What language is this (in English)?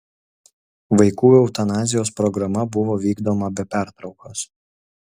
Lithuanian